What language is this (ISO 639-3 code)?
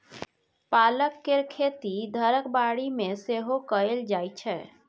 mai